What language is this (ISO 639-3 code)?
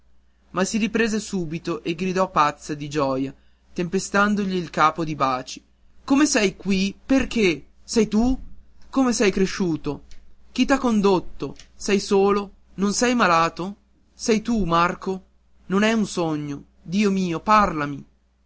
ita